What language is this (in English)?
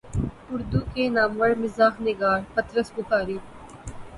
Urdu